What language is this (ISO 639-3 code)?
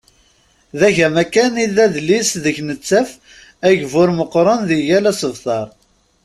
kab